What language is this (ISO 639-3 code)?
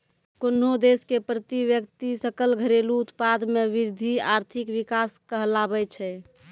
mai